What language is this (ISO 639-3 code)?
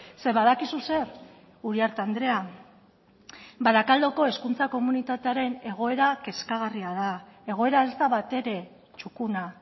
eus